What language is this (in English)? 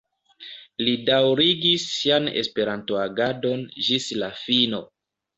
Esperanto